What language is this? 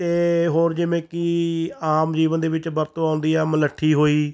Punjabi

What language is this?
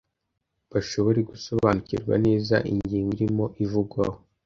Kinyarwanda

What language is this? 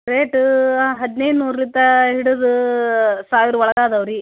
Kannada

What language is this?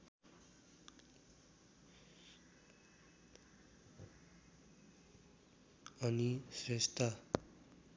Nepali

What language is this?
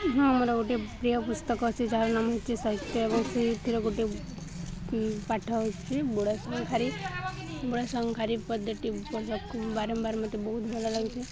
Odia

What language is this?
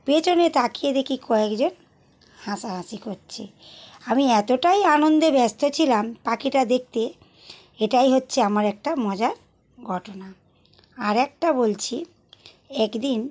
Bangla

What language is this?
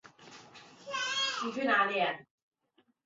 Chinese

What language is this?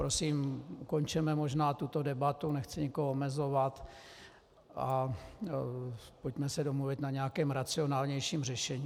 Czech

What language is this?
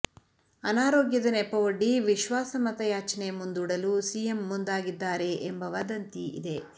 Kannada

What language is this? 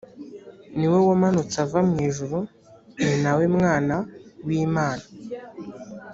Kinyarwanda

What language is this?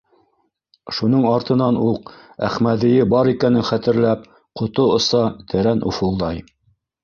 Bashkir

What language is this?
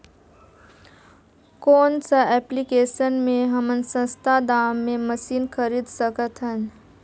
Chhattisgarhi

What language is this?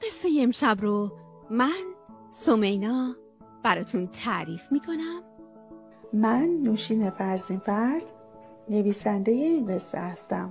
Persian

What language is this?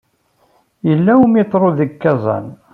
Kabyle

